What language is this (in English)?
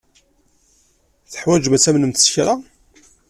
Kabyle